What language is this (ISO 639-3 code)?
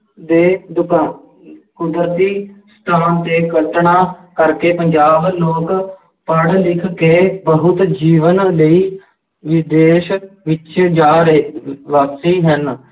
pan